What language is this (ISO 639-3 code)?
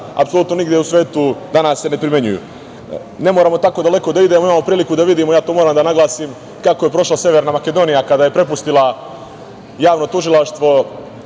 srp